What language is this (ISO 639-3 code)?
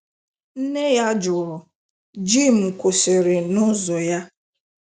ibo